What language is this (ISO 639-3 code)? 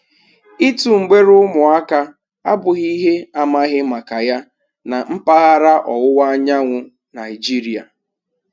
ibo